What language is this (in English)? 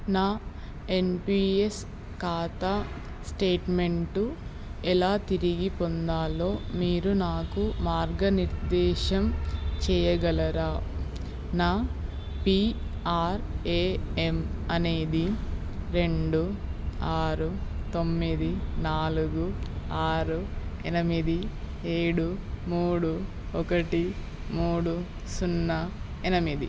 Telugu